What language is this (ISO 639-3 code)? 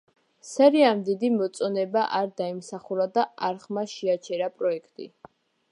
kat